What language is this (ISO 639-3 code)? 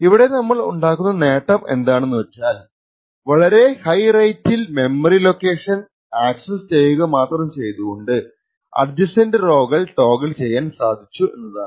mal